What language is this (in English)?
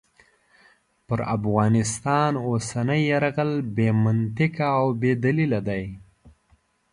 Pashto